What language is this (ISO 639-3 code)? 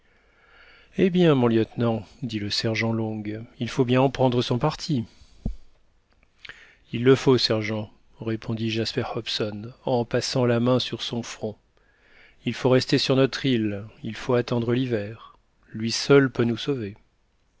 fra